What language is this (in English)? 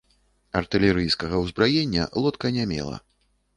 Belarusian